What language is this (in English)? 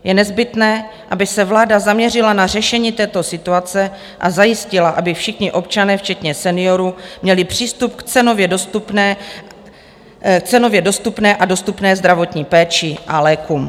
Czech